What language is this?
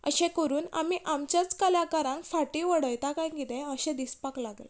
Konkani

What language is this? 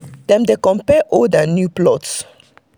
Nigerian Pidgin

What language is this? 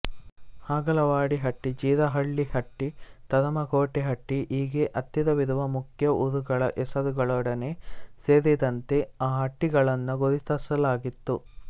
Kannada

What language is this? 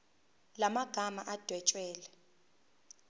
Zulu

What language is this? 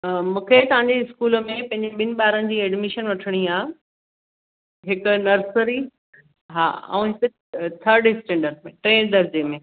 Sindhi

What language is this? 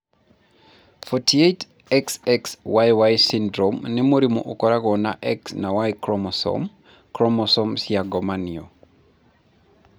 Kikuyu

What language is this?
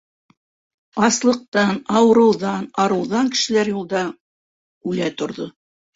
Bashkir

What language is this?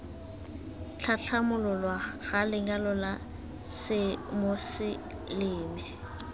Tswana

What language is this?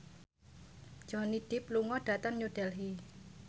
Javanese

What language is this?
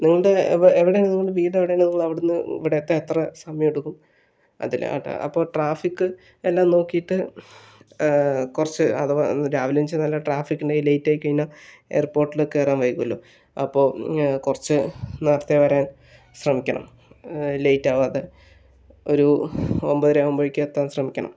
Malayalam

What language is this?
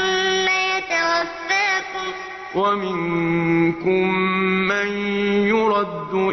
Arabic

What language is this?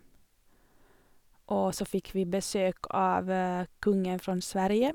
Norwegian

